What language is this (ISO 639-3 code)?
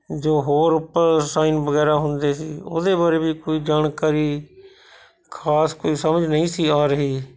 pan